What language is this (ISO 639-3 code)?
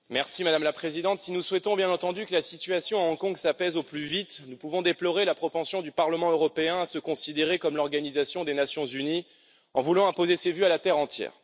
fra